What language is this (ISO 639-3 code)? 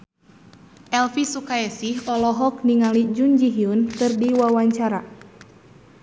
sun